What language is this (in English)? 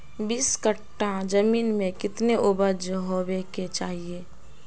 Magahi